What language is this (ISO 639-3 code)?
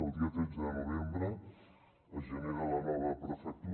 cat